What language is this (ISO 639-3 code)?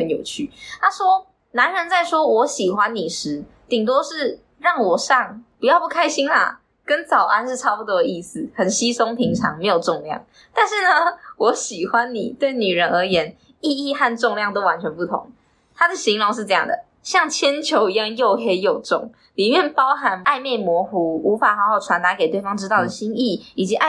zho